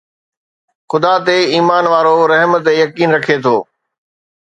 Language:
Sindhi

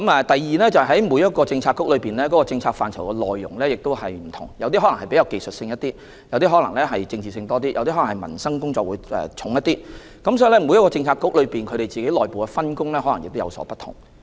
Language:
Cantonese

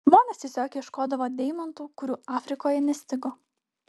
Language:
Lithuanian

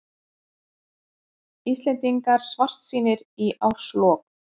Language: Icelandic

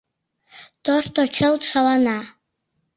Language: Mari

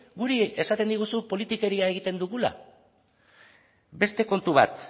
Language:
Basque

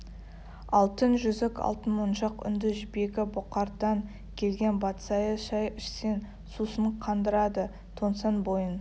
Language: Kazakh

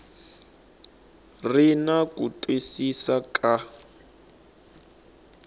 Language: Tsonga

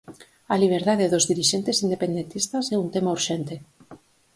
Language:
Galician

